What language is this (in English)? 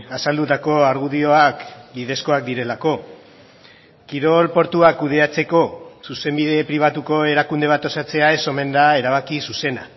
Basque